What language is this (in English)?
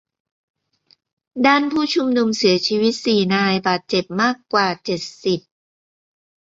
Thai